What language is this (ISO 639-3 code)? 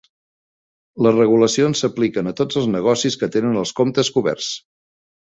cat